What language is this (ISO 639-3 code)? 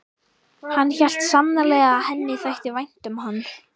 isl